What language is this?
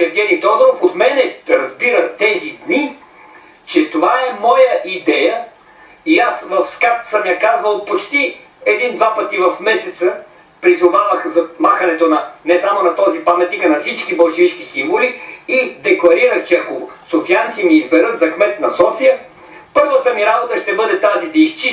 Bulgarian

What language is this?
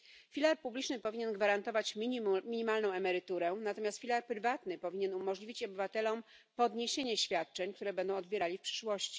Polish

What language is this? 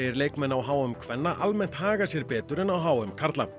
Icelandic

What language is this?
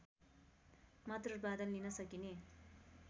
Nepali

